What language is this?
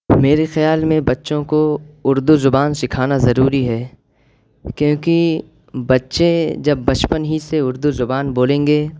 Urdu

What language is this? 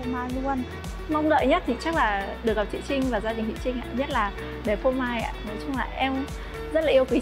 Vietnamese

